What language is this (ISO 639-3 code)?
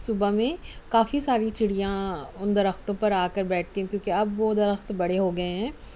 urd